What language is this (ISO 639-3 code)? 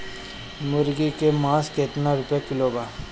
bho